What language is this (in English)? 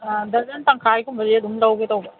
Manipuri